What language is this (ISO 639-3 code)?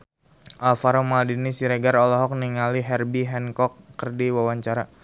sun